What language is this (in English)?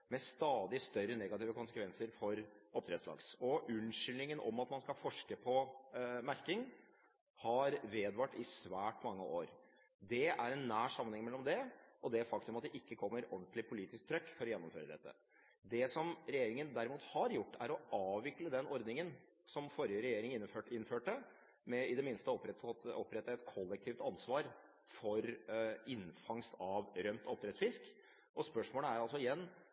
Norwegian Bokmål